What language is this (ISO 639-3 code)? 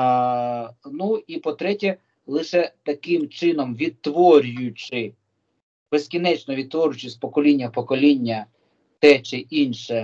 ukr